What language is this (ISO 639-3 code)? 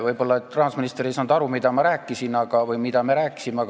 est